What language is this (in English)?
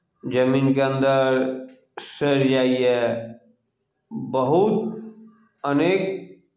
Maithili